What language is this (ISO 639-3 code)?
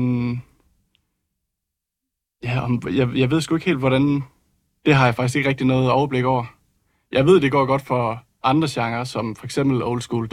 dan